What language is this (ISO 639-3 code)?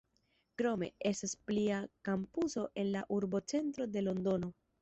epo